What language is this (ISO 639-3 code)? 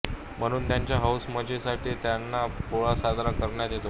mar